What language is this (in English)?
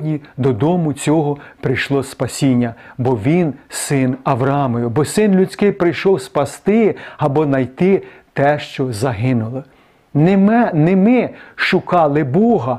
Ukrainian